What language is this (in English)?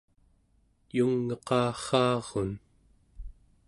Central Yupik